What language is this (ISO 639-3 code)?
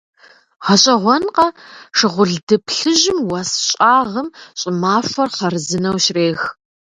kbd